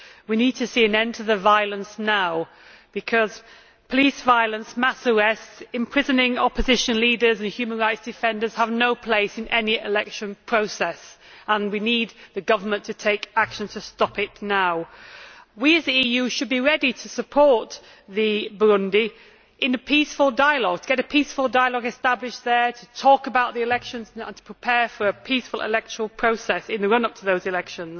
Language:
English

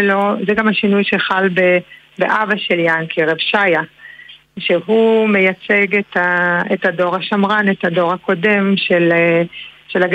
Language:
Hebrew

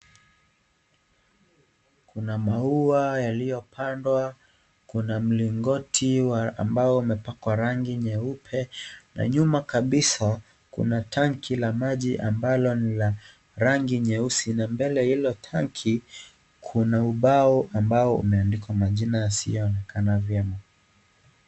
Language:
Swahili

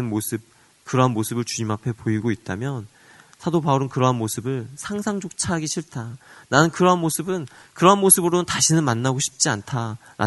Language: Korean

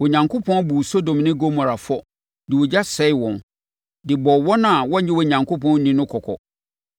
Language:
Akan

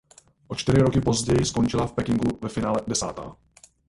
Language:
Czech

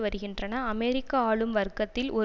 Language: Tamil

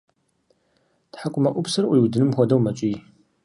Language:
Kabardian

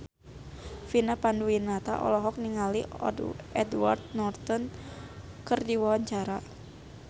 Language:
Sundanese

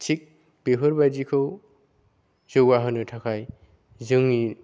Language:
Bodo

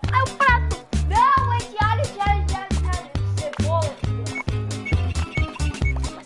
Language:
Portuguese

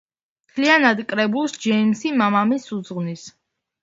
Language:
Georgian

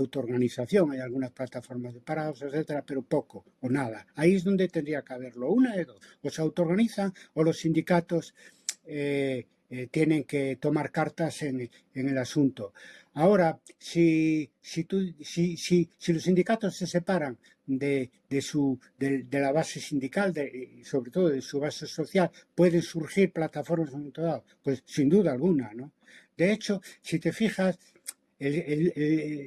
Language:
Spanish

